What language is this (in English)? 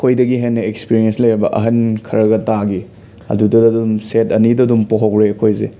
Manipuri